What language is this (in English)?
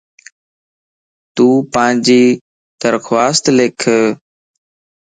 Lasi